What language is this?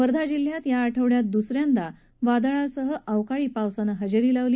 Marathi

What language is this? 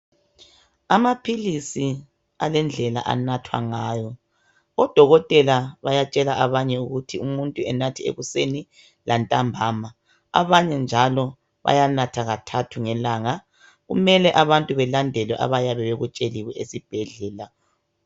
North Ndebele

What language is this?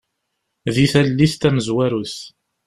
Kabyle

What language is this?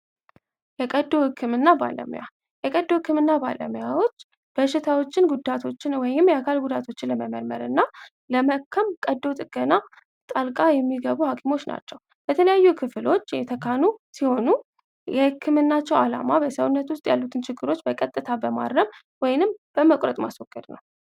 Amharic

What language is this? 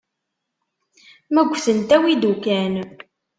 Kabyle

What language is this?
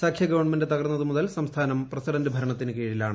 Malayalam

